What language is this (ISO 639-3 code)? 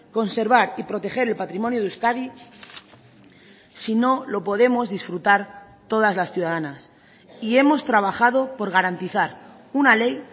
spa